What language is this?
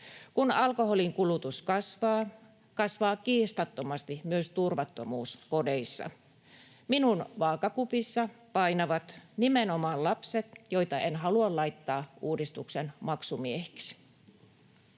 Finnish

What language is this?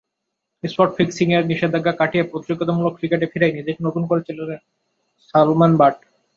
Bangla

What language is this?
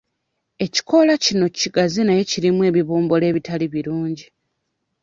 Ganda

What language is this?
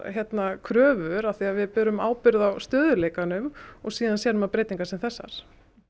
Icelandic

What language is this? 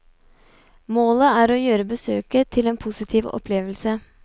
Norwegian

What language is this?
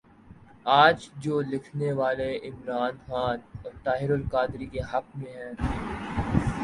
Urdu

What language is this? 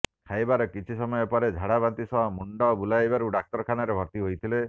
Odia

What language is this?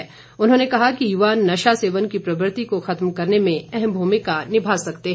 Hindi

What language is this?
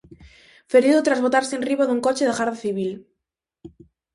Galician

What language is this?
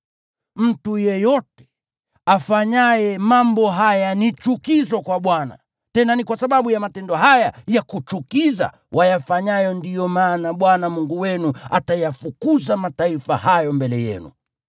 Swahili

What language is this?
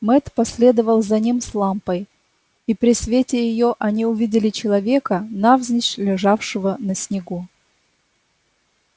Russian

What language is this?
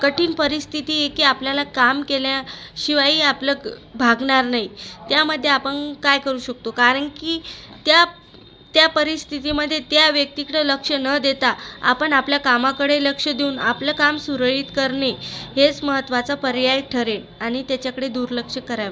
Marathi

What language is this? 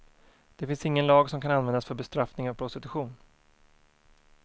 Swedish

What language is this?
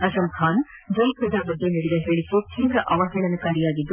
Kannada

